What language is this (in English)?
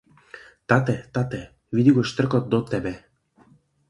Macedonian